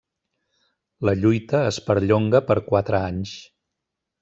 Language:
Catalan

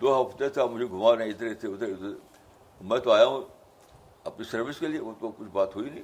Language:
Urdu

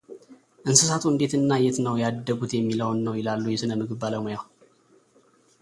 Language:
Amharic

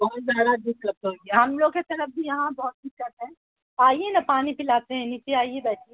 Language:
Urdu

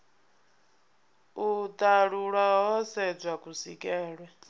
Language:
Venda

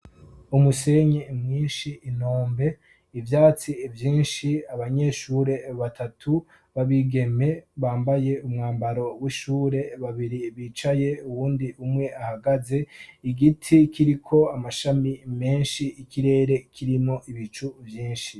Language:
Rundi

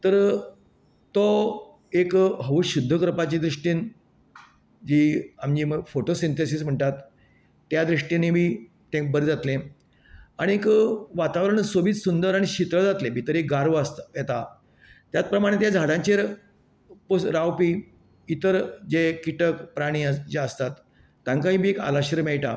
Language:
Konkani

